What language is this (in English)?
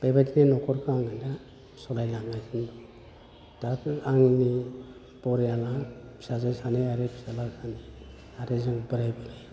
Bodo